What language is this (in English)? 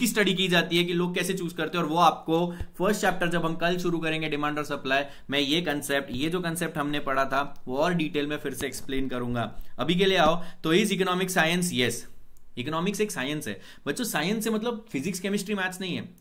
Hindi